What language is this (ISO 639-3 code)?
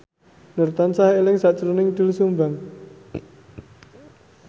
jav